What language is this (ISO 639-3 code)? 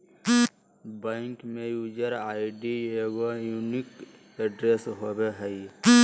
mag